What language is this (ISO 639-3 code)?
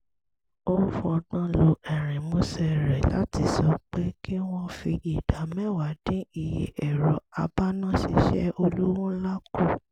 yor